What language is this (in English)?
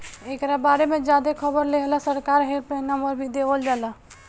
Bhojpuri